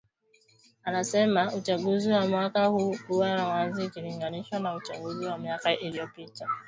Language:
Swahili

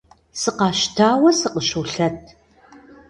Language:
Kabardian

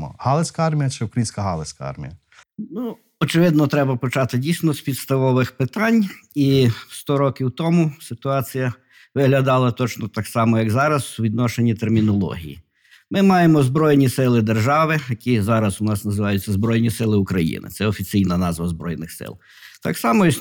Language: Ukrainian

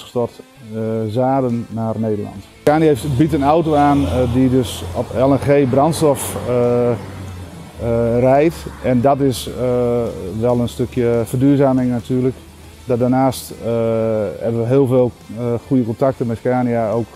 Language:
Dutch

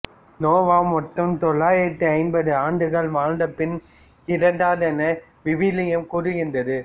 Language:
Tamil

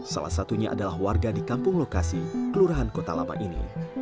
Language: Indonesian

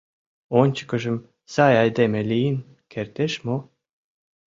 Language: Mari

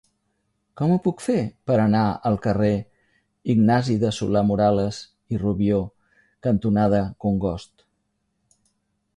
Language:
Catalan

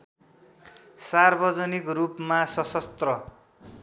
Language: Nepali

